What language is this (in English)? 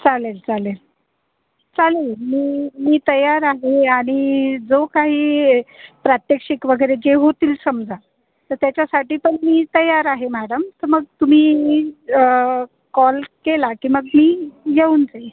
Marathi